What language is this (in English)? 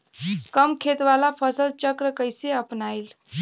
Bhojpuri